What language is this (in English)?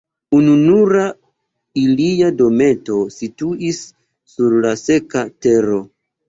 Esperanto